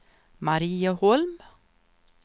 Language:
Swedish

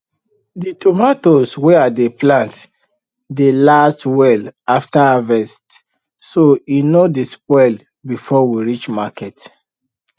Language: Nigerian Pidgin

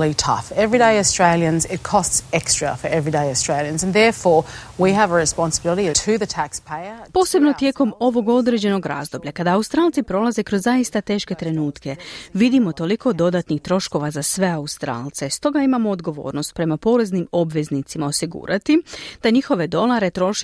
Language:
Croatian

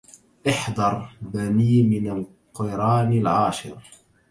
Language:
Arabic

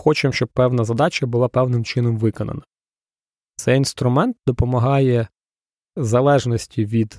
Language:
Ukrainian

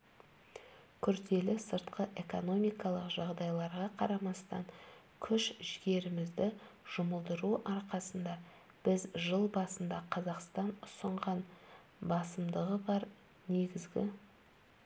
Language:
Kazakh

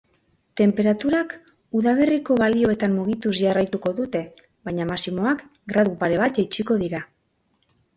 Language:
Basque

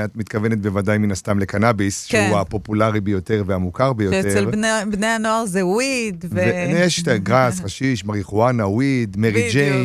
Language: Hebrew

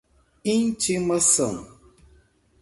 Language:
Portuguese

